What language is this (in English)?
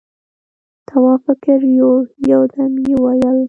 Pashto